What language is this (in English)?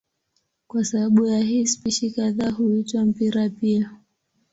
Swahili